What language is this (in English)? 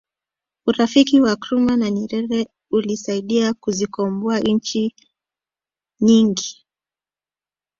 Swahili